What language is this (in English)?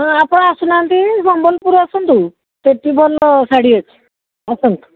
Odia